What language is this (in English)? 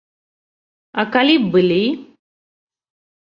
Belarusian